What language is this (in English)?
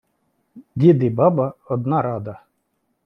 Ukrainian